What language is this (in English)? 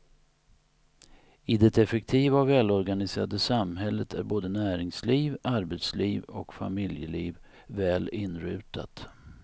Swedish